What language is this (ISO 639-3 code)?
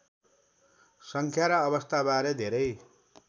nep